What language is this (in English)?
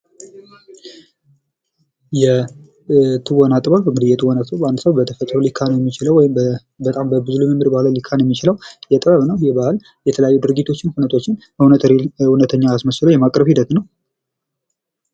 Amharic